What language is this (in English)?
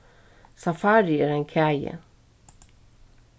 Faroese